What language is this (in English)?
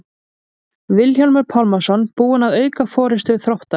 Icelandic